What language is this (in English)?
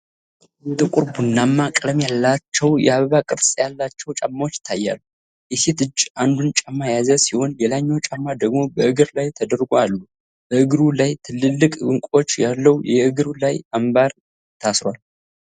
Amharic